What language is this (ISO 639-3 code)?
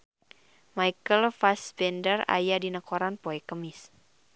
sun